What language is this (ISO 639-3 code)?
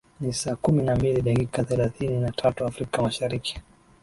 swa